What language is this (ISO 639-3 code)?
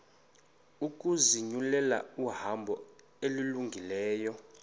xho